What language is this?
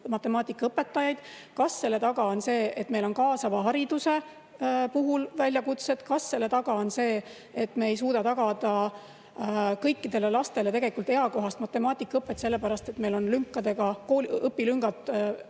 Estonian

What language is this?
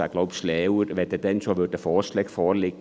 Swiss German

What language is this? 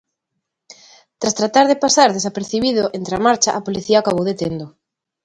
Galician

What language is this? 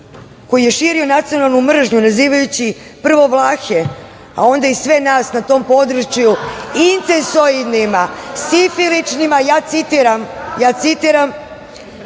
Serbian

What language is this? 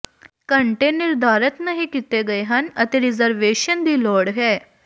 Punjabi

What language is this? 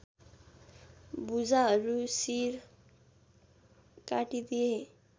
Nepali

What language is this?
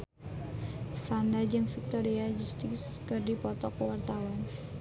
Sundanese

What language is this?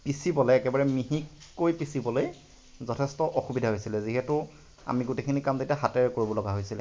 Assamese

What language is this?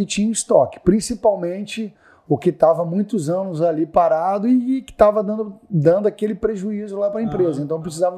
Portuguese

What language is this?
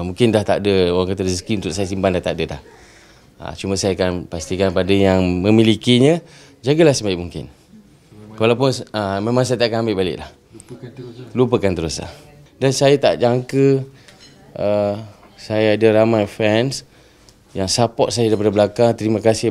Malay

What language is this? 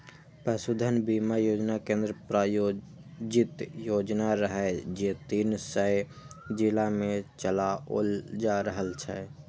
Maithili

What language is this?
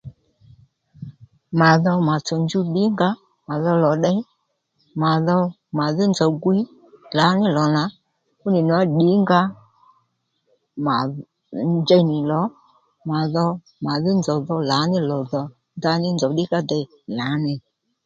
Lendu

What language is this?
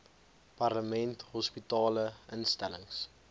Afrikaans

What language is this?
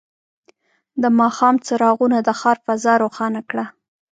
Pashto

